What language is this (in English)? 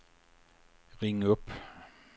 Swedish